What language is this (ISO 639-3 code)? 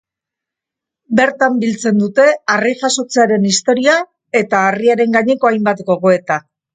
eus